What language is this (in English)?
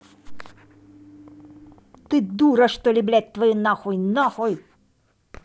Russian